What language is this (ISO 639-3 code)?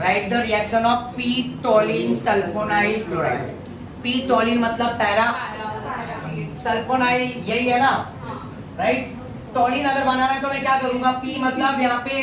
hin